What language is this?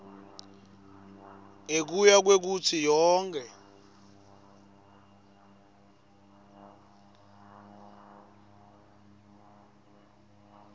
Swati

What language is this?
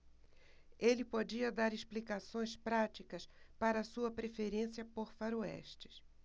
Portuguese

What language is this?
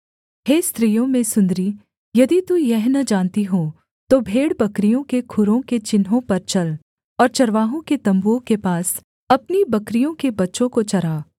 Hindi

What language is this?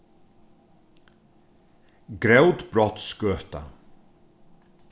Faroese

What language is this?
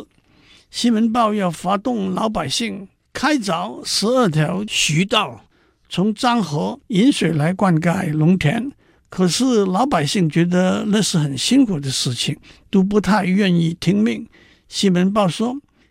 Chinese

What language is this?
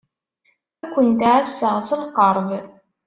Kabyle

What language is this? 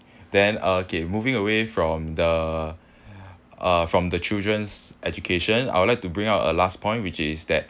English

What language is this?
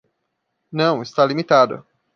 Portuguese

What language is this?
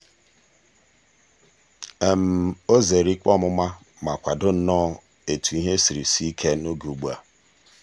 Igbo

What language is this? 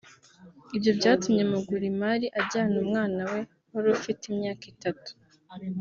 Kinyarwanda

